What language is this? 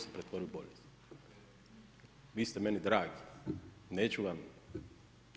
Croatian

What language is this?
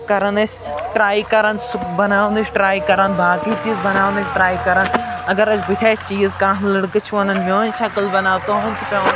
Kashmiri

